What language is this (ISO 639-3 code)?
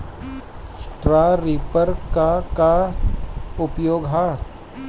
bho